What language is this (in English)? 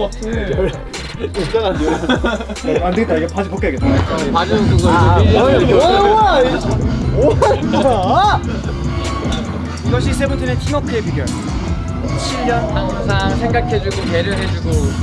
Korean